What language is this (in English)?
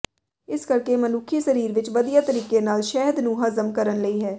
Punjabi